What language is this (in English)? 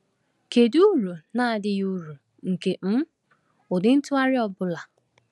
Igbo